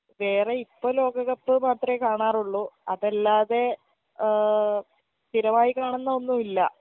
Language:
Malayalam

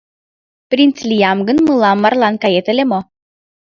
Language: Mari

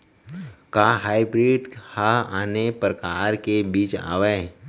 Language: Chhattisgarhi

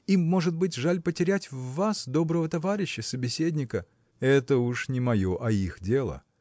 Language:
Russian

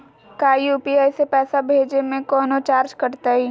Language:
Magahi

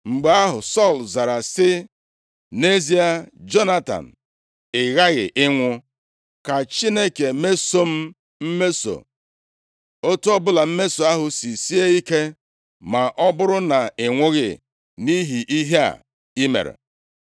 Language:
Igbo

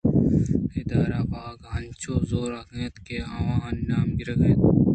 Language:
Eastern Balochi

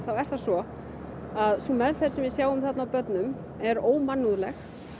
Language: Icelandic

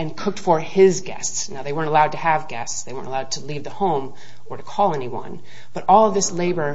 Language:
English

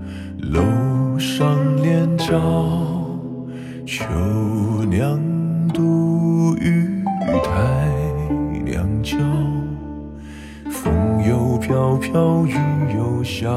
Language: Chinese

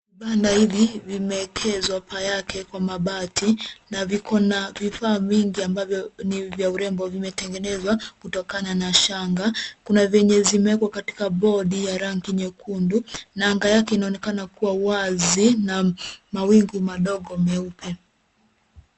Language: Swahili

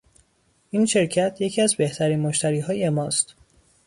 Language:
Persian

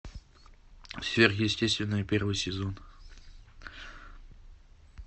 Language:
Russian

